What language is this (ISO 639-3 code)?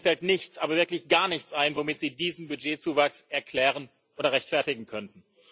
deu